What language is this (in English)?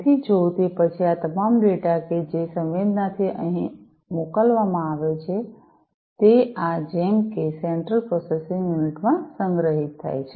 Gujarati